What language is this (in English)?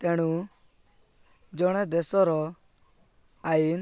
Odia